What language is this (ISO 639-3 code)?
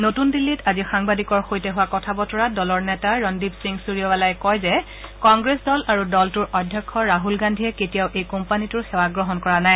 asm